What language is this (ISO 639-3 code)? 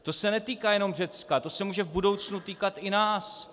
ces